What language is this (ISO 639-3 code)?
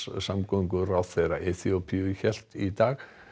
isl